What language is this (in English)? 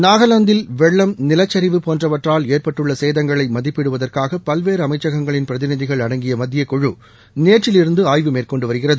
Tamil